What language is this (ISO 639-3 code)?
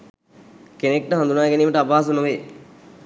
sin